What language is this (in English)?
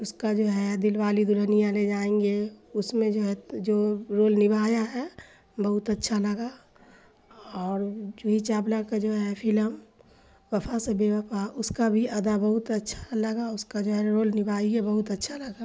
Urdu